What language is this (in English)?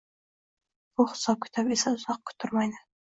Uzbek